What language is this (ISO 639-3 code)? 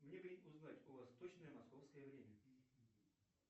rus